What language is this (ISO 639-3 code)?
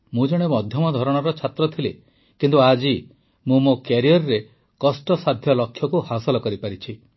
ori